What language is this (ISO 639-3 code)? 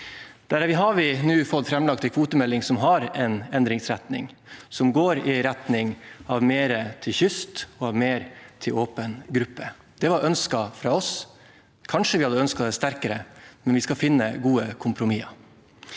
nor